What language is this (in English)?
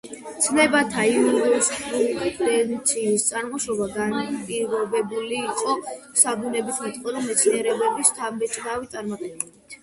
Georgian